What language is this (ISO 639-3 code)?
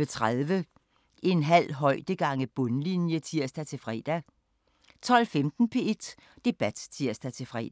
dan